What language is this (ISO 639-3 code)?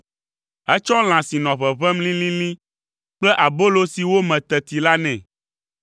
ewe